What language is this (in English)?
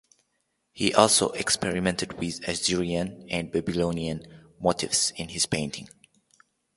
English